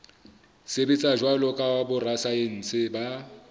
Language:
Southern Sotho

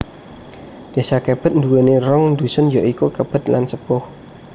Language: Javanese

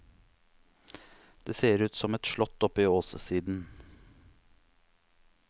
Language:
Norwegian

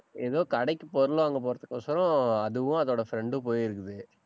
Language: Tamil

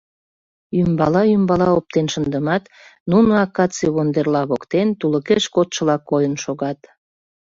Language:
Mari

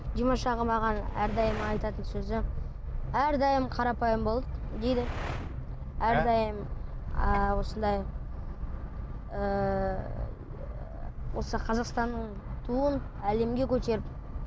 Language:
Kazakh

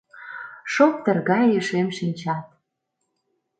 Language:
Mari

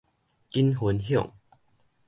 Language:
Min Nan Chinese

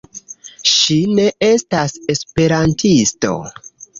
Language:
Esperanto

